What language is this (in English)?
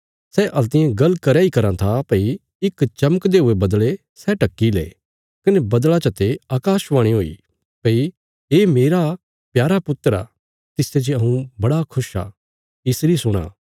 Bilaspuri